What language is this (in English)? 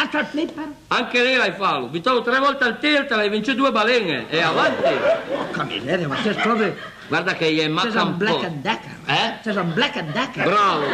Italian